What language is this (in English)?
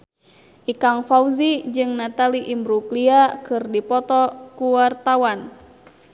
Sundanese